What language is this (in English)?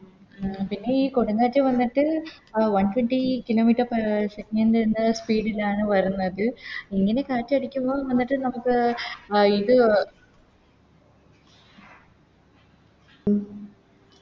Malayalam